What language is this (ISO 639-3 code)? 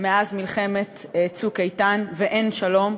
heb